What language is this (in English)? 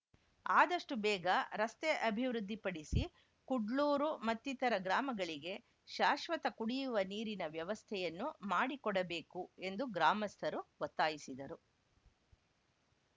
Kannada